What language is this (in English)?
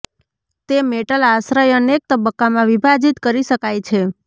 Gujarati